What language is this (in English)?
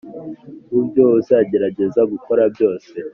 Kinyarwanda